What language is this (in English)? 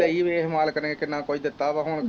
Punjabi